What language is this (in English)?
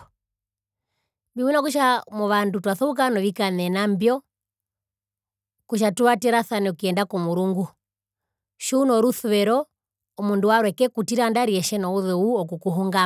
Herero